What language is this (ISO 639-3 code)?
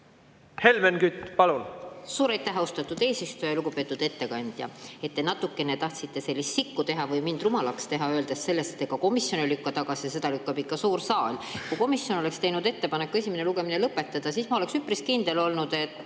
est